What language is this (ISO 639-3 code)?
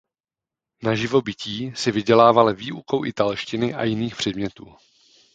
ces